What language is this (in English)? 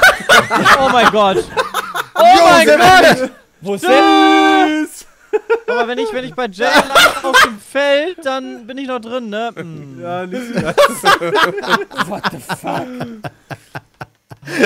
German